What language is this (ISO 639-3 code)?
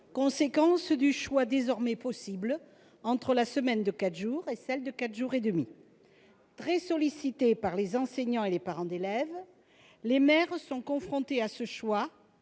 fra